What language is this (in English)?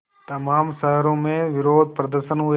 Hindi